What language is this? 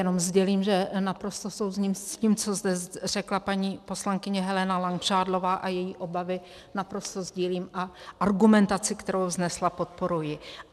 Czech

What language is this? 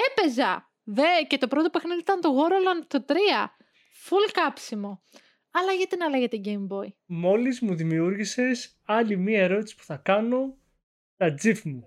Greek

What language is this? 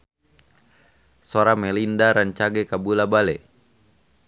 Sundanese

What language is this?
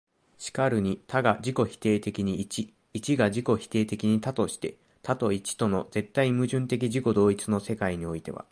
Japanese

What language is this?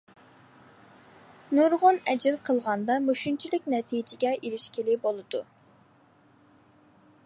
Uyghur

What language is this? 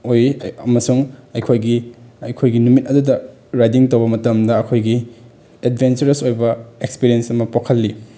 Manipuri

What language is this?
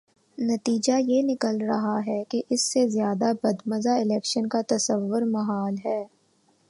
Urdu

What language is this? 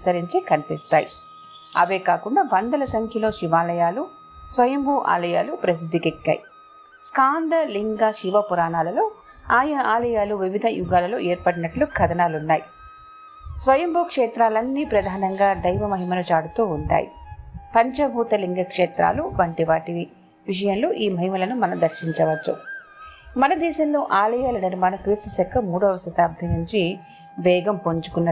Telugu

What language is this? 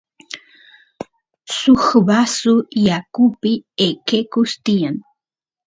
Santiago del Estero Quichua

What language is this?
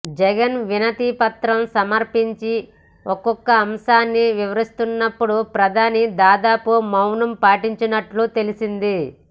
Telugu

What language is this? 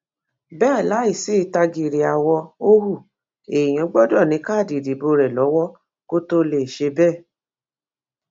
Yoruba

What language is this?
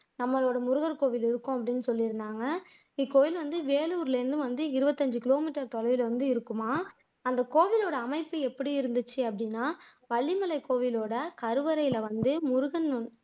Tamil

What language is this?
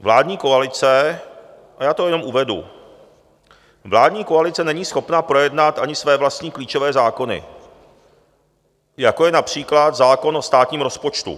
Czech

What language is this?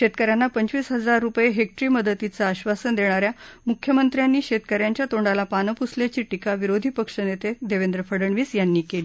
Marathi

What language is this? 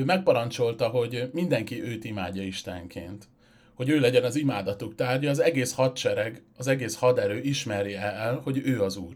Hungarian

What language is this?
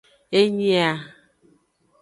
Aja (Benin)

